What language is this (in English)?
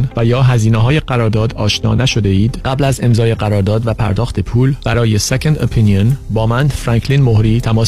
Persian